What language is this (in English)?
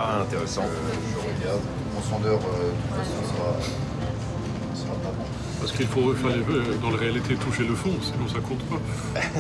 French